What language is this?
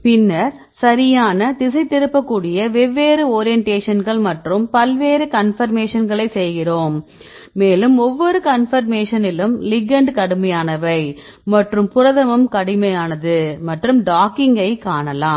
Tamil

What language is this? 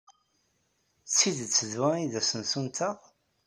Kabyle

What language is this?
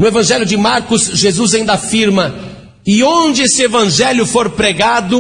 Portuguese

